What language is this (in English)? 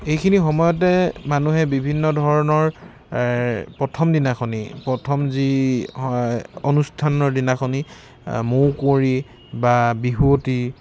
Assamese